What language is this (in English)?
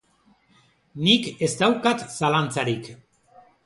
Basque